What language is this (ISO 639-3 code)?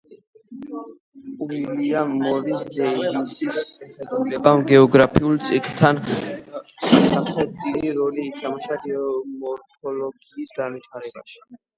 kat